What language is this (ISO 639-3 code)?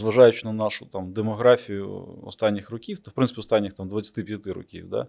ukr